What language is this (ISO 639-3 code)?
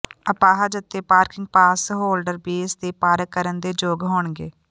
pan